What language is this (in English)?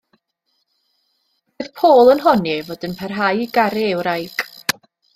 Welsh